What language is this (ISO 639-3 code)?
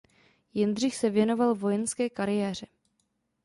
ces